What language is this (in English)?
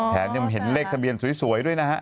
Thai